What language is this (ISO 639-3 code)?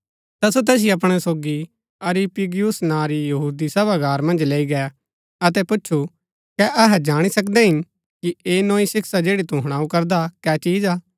gbk